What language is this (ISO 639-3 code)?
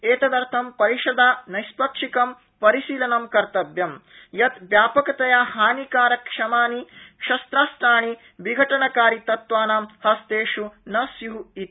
san